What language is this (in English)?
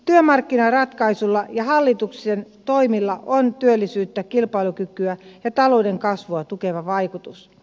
Finnish